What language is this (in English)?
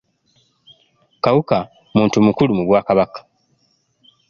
Ganda